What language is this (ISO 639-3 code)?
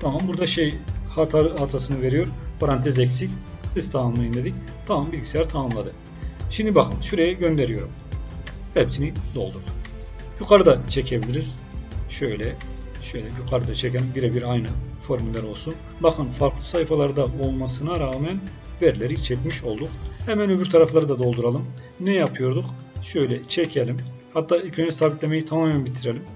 tur